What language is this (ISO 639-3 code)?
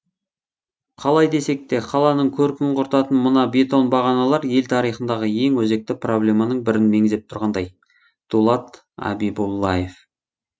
kaz